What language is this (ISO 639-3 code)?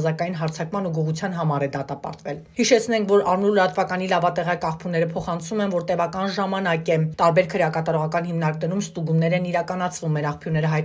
ron